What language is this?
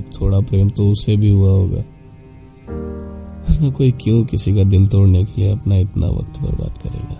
Hindi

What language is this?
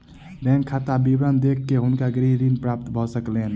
Maithili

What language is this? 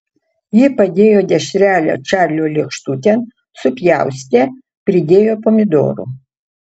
Lithuanian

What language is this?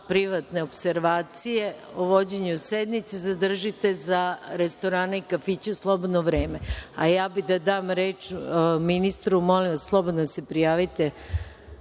Serbian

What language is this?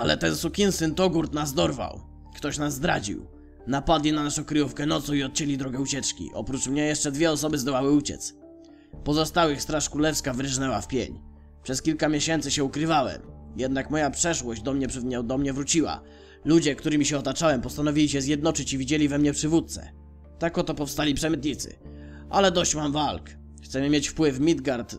Polish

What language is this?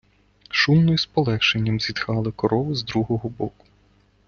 Ukrainian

